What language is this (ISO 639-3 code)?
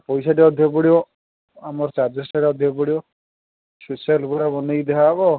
ori